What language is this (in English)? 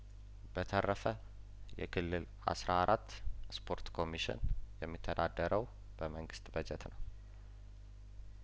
Amharic